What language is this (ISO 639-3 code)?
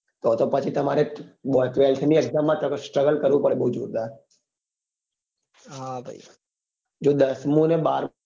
guj